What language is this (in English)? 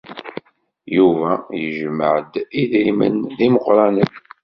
Kabyle